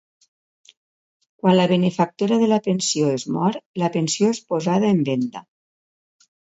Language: Catalan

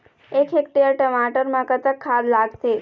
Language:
Chhattisgarhi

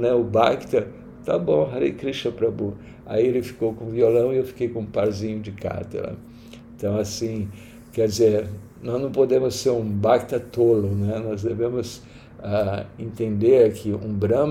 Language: Portuguese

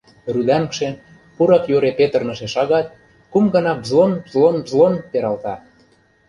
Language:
Mari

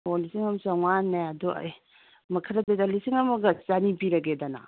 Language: Manipuri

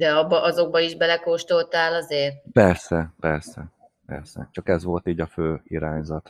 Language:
Hungarian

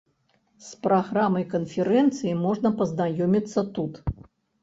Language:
Belarusian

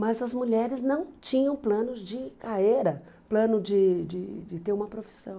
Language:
Portuguese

